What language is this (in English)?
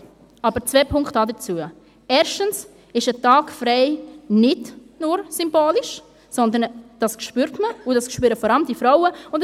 Swiss German